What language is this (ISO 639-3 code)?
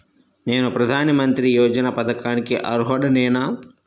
tel